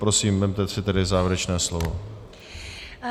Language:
Czech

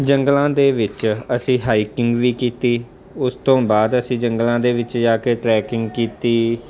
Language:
Punjabi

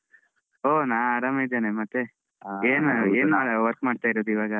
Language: Kannada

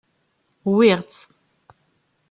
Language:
Kabyle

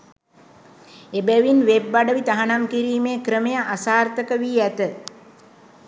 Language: Sinhala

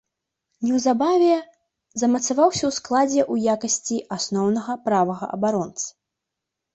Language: Belarusian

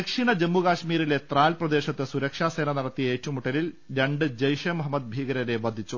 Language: Malayalam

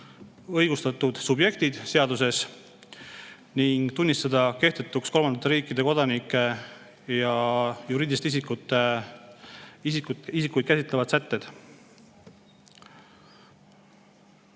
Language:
Estonian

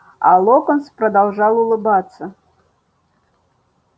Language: Russian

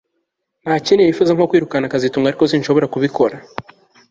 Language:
Kinyarwanda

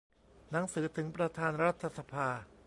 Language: Thai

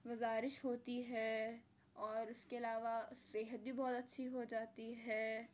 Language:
Urdu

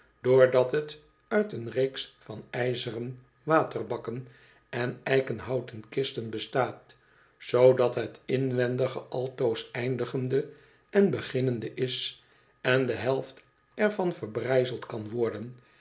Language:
Dutch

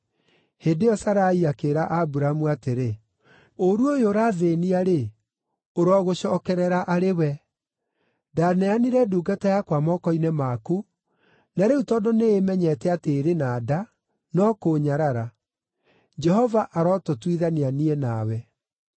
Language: Kikuyu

